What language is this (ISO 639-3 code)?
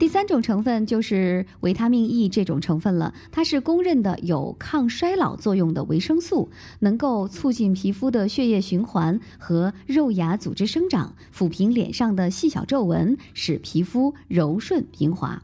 zho